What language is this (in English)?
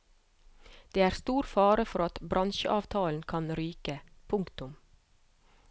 Norwegian